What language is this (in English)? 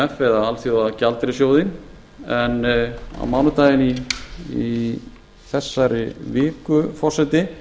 Icelandic